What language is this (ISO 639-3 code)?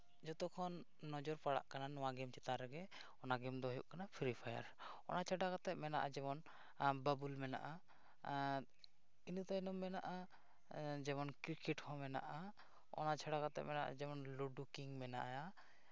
sat